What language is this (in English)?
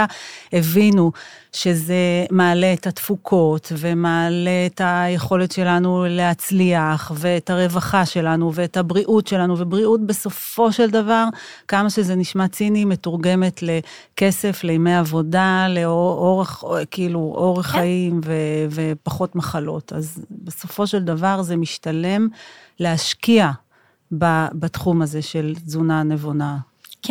Hebrew